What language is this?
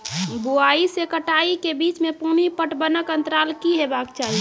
Maithili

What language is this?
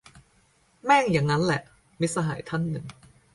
Thai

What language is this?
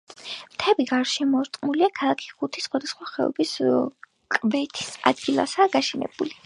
Georgian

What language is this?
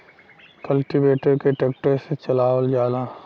Bhojpuri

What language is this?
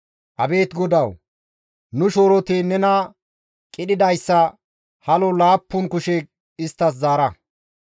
Gamo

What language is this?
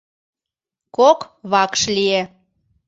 Mari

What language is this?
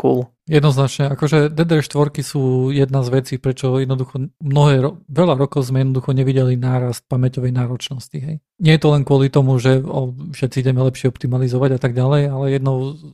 Slovak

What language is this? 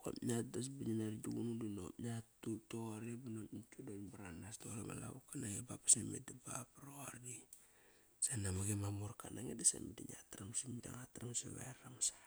Kairak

